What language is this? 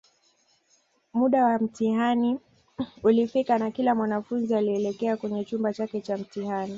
Swahili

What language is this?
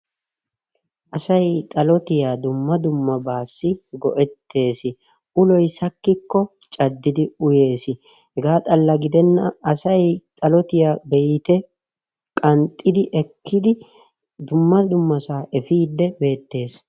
Wolaytta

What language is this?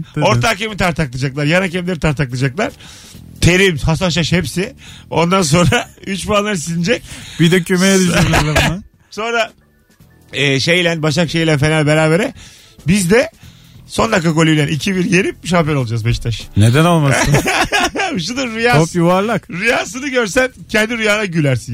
Turkish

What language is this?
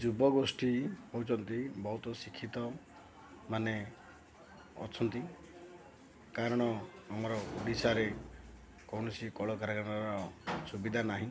Odia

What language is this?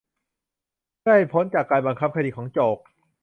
Thai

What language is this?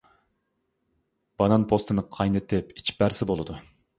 Uyghur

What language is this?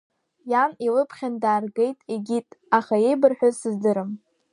Abkhazian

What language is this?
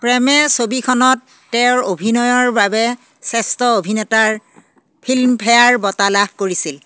Assamese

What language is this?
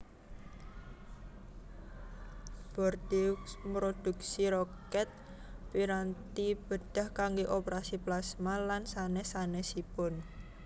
Javanese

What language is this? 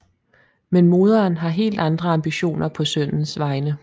Danish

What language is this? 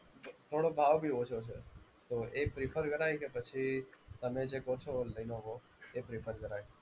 Gujarati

